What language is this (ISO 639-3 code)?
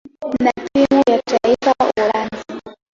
swa